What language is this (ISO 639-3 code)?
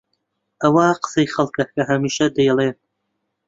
ckb